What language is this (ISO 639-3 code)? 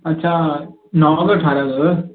snd